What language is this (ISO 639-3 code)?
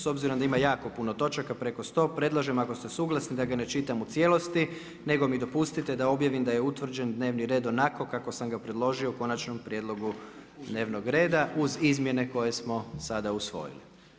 hrv